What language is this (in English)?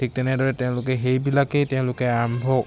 Assamese